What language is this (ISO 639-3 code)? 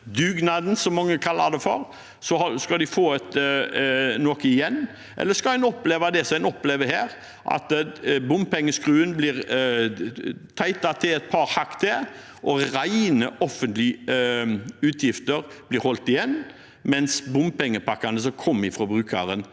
nor